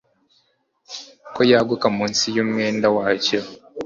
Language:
Kinyarwanda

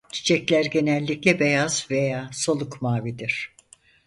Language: Turkish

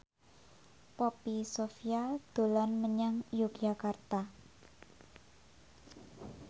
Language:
Javanese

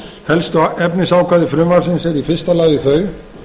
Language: Icelandic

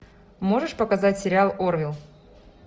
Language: Russian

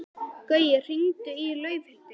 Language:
Icelandic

